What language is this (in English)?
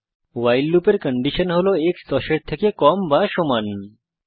Bangla